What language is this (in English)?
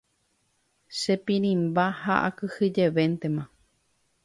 Guarani